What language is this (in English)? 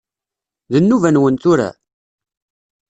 Kabyle